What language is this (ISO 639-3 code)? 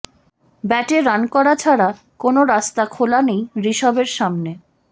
ben